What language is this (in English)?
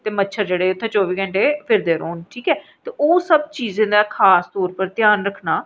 Dogri